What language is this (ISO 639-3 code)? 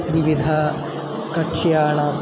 san